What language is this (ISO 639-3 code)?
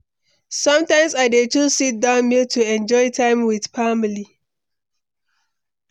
pcm